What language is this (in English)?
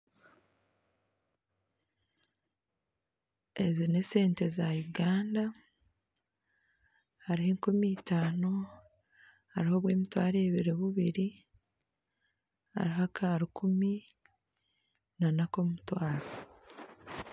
Nyankole